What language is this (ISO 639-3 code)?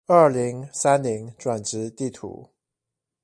zho